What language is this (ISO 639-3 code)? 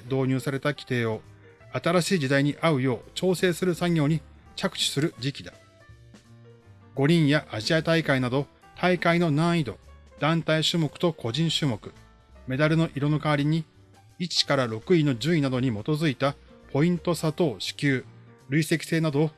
jpn